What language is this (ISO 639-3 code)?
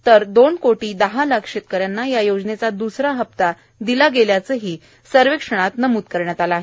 mar